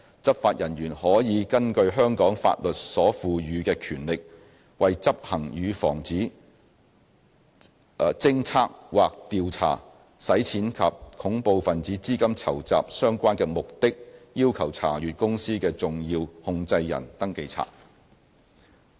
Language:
Cantonese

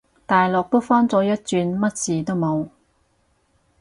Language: Cantonese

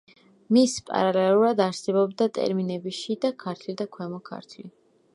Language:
Georgian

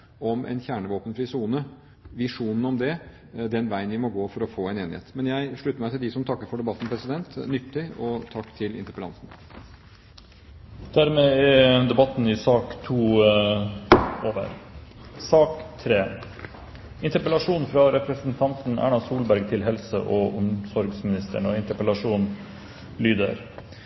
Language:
Norwegian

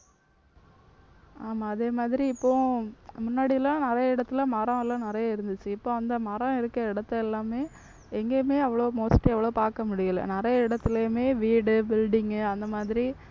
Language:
Tamil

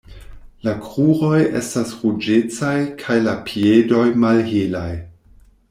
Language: Esperanto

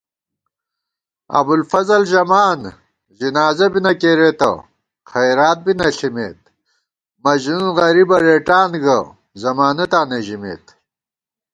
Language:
Gawar-Bati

